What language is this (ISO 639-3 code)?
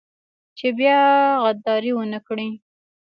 pus